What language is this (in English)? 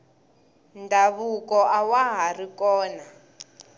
Tsonga